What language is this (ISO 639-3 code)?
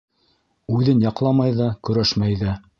bak